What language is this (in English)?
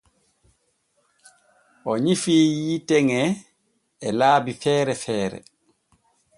Borgu Fulfulde